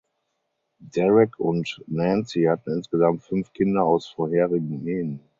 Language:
German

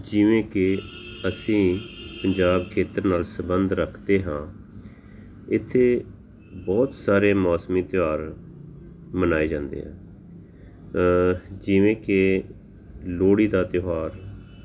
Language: Punjabi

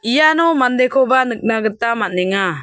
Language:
Garo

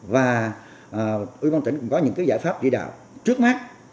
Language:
Vietnamese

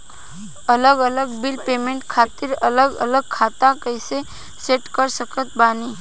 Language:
Bhojpuri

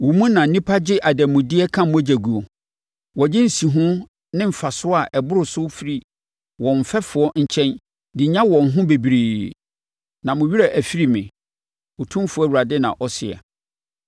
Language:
Akan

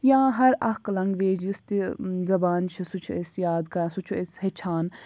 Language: Kashmiri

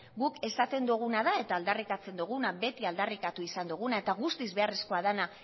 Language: Basque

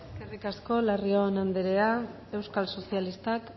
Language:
Basque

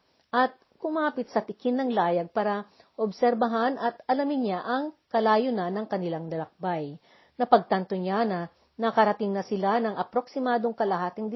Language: Filipino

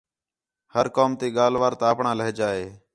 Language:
Khetrani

